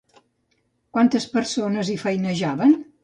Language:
Catalan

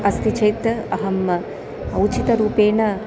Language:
Sanskrit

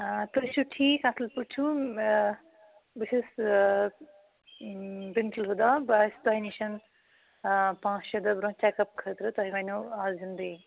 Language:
Kashmiri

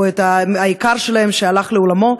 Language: Hebrew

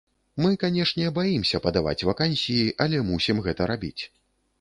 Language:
Belarusian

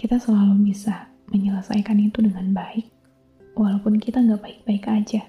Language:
Indonesian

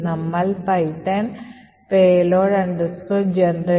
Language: Malayalam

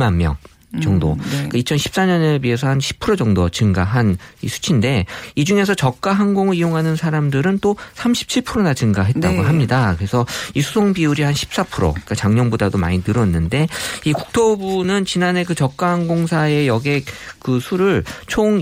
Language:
Korean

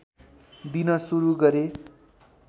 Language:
Nepali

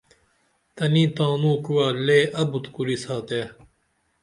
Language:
Dameli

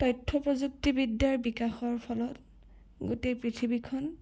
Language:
Assamese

